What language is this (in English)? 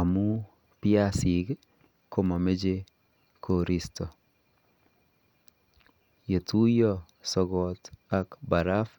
Kalenjin